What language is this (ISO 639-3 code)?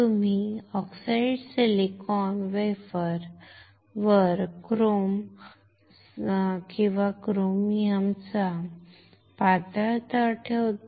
mar